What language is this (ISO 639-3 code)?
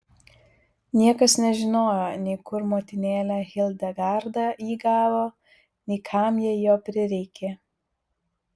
lit